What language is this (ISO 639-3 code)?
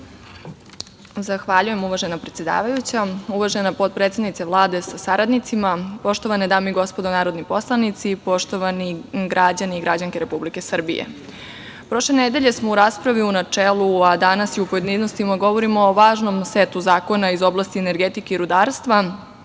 srp